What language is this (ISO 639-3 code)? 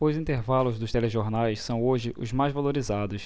por